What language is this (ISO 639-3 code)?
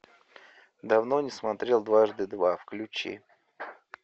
rus